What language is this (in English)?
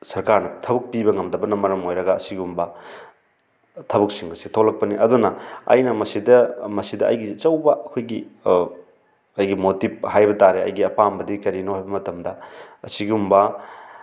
Manipuri